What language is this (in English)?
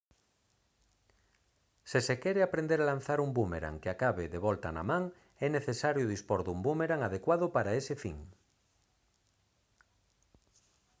Galician